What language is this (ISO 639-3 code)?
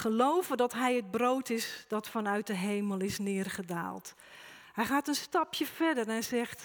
nld